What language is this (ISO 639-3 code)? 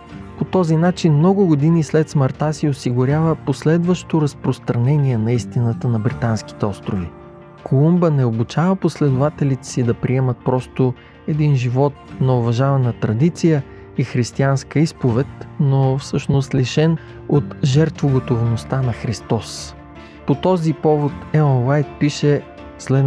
bul